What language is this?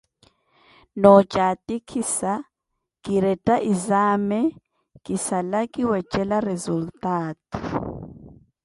Koti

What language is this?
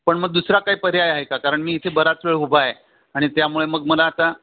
Marathi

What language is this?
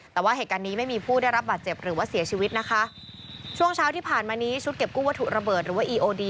Thai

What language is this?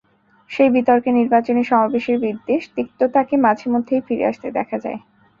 Bangla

